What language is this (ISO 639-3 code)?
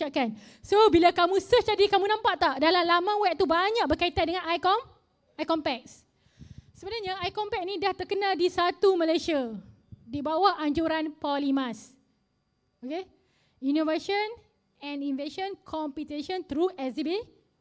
msa